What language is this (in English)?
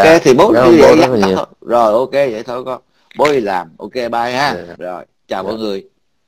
Vietnamese